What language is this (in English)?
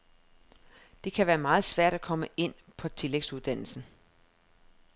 Danish